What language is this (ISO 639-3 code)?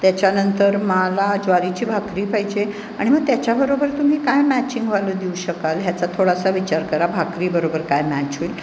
mar